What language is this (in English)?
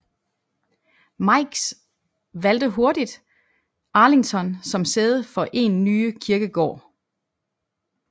Danish